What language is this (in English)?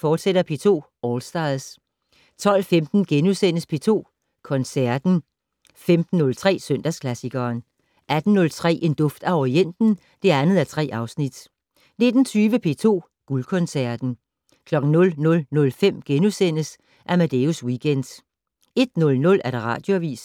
Danish